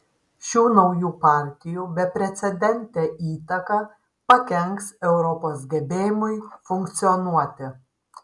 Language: Lithuanian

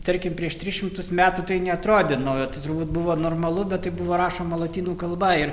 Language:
Lithuanian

